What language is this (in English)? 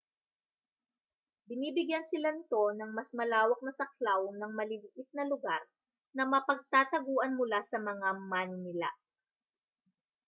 Filipino